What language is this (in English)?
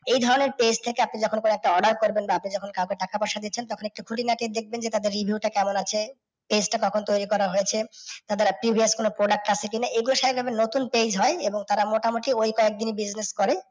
Bangla